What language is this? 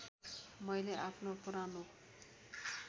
Nepali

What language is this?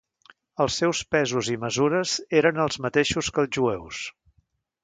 Catalan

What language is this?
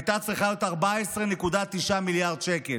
Hebrew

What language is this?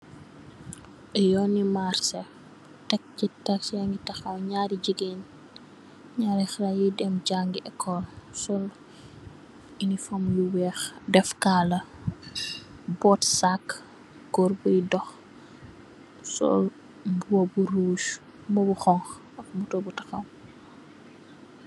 Wolof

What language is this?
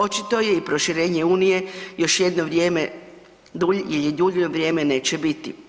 Croatian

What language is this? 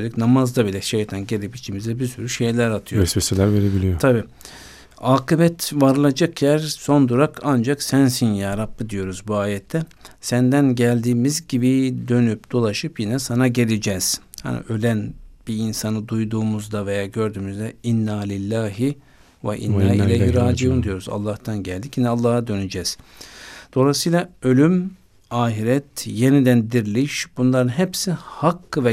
Turkish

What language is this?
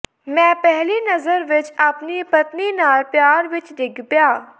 Punjabi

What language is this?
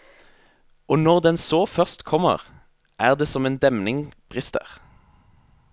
Norwegian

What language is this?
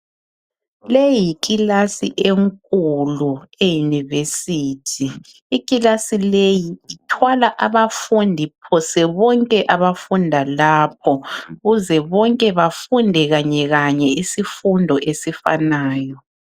North Ndebele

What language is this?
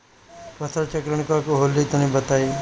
Bhojpuri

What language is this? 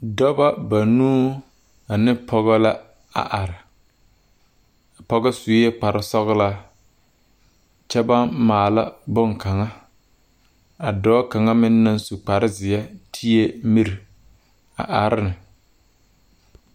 Southern Dagaare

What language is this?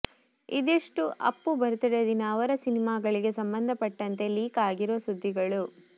Kannada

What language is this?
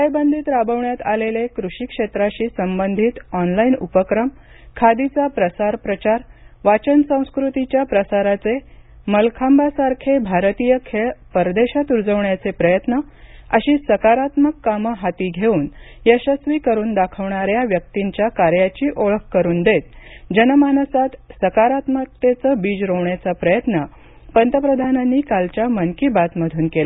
Marathi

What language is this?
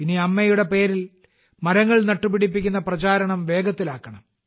Malayalam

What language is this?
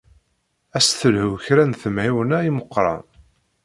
Kabyle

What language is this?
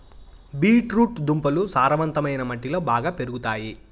Telugu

